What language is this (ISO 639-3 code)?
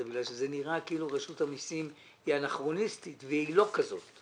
heb